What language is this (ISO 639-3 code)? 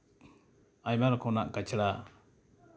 sat